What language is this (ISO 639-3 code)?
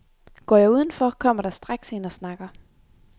dan